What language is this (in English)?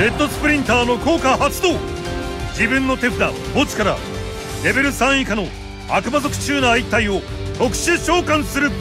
Japanese